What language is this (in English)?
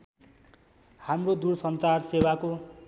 Nepali